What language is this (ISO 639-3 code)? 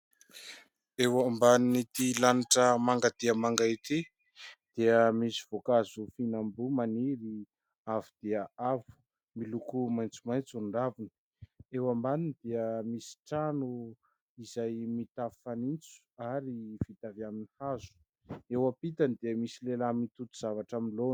mlg